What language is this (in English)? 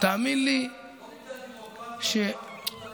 Hebrew